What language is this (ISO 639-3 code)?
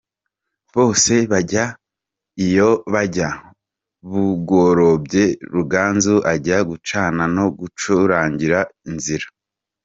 kin